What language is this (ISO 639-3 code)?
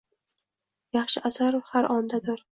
uzb